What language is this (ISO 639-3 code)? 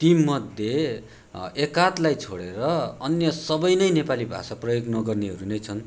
nep